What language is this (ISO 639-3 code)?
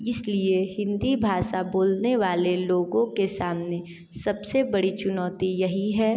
hin